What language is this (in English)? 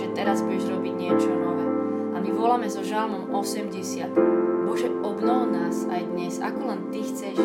Slovak